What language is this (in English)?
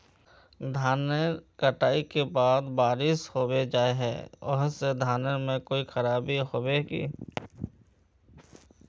Magahi